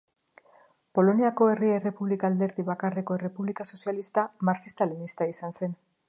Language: Basque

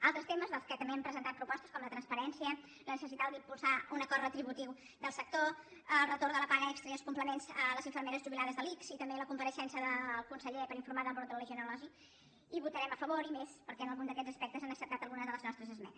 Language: Catalan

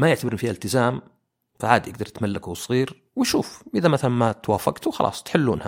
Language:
Arabic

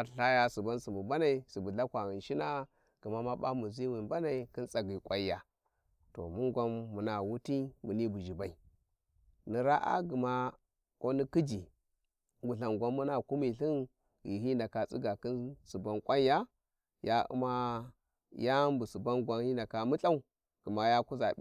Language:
Warji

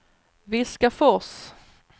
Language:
Swedish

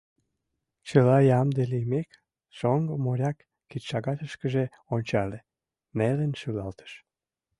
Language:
Mari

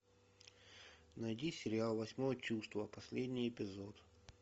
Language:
Russian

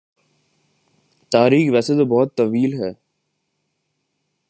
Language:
Urdu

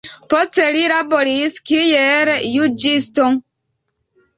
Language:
Esperanto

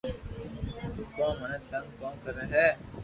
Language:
Loarki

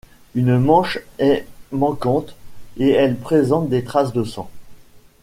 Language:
French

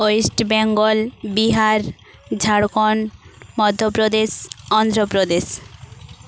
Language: Santali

